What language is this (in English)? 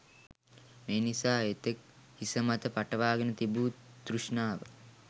Sinhala